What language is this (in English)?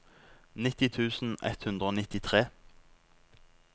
Norwegian